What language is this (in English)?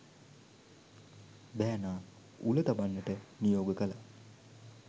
Sinhala